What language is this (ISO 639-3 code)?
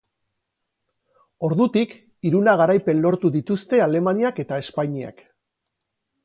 eus